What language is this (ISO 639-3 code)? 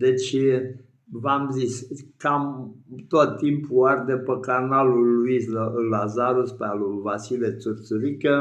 ron